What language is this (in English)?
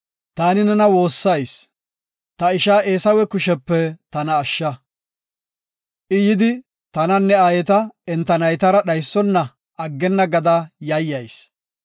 Gofa